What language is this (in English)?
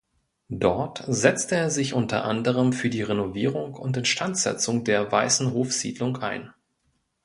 German